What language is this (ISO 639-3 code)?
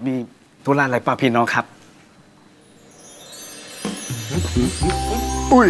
tha